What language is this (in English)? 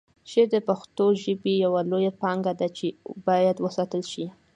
Pashto